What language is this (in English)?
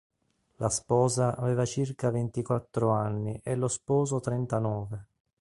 Italian